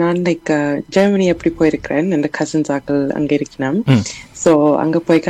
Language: Tamil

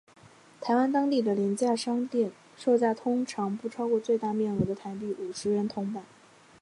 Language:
Chinese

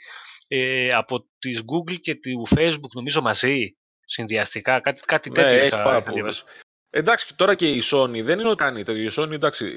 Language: Greek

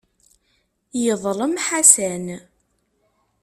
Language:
Kabyle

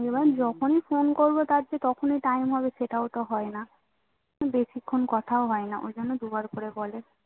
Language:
Bangla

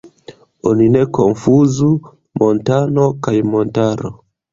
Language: Esperanto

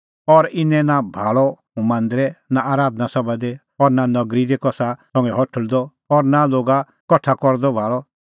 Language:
Kullu Pahari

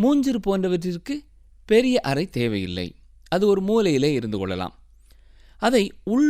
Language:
Tamil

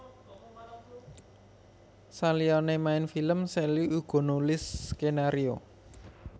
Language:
Javanese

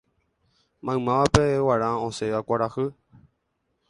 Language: Guarani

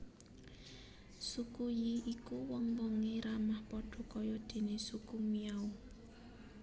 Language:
Javanese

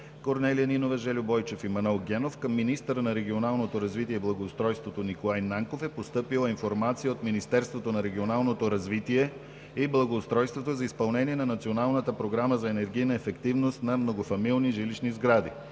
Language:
Bulgarian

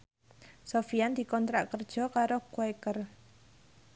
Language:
Javanese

